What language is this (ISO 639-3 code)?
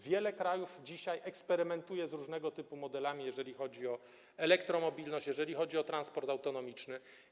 pol